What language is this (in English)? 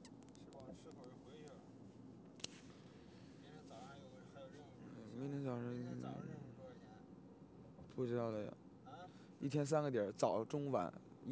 Chinese